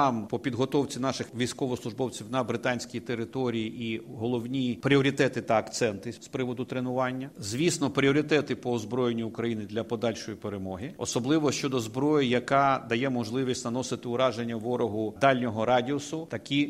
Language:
Ukrainian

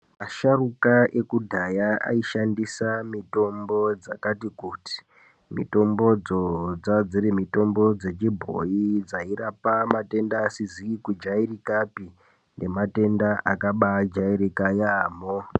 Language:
Ndau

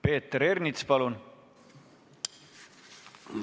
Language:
Estonian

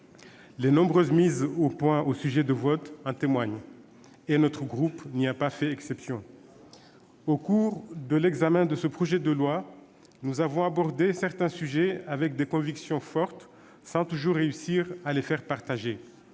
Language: French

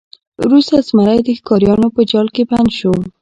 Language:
Pashto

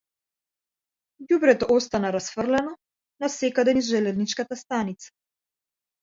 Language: Macedonian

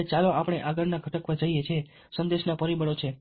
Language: Gujarati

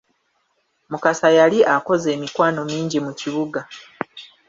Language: Ganda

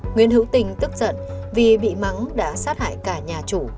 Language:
Vietnamese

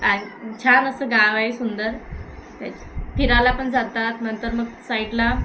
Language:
Marathi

